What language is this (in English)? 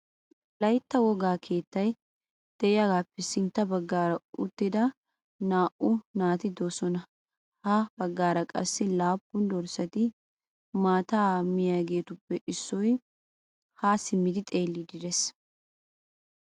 Wolaytta